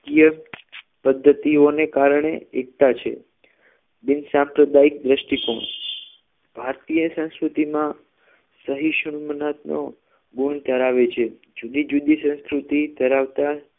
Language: Gujarati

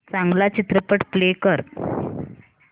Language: Marathi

